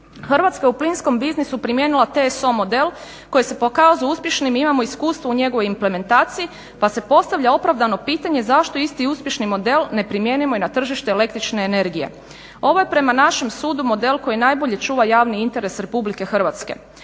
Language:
Croatian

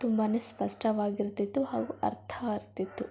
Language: Kannada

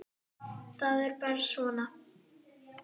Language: Icelandic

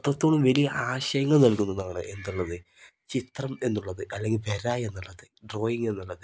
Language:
Malayalam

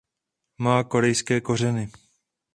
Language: Czech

